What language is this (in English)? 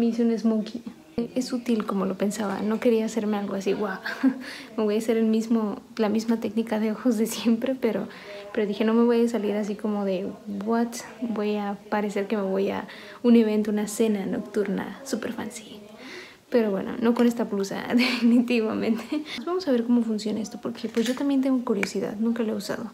Spanish